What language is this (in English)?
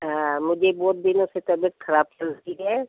Hindi